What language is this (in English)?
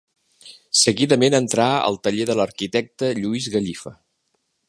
Catalan